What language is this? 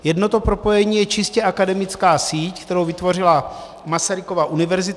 Czech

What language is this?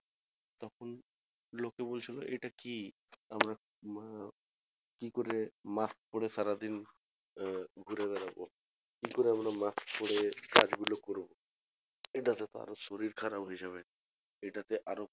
Bangla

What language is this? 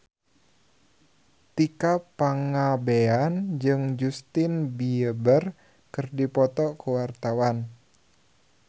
Sundanese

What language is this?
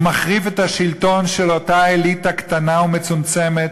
Hebrew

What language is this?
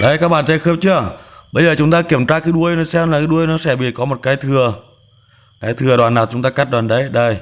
Vietnamese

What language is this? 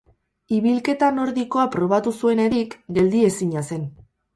Basque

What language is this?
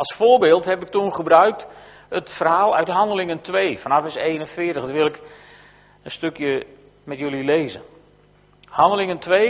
Dutch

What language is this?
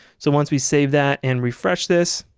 English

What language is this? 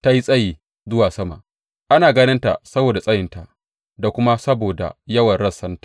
Hausa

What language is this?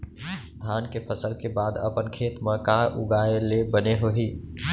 Chhattisgarhi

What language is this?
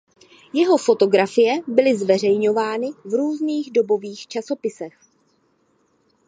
Czech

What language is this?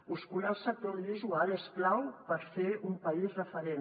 Catalan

